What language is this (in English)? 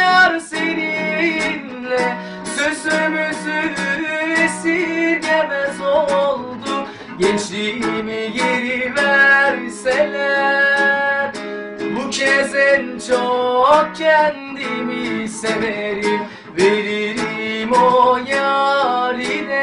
Turkish